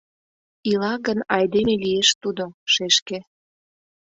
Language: Mari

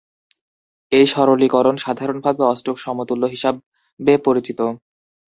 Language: Bangla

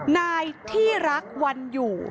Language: Thai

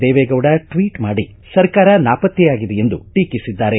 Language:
Kannada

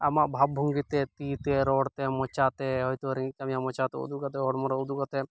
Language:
Santali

